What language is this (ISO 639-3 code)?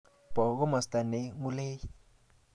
kln